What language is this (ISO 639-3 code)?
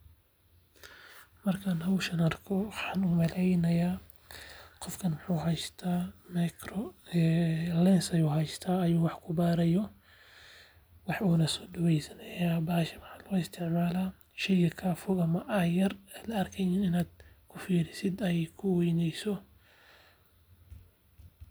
som